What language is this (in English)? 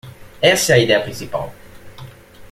Portuguese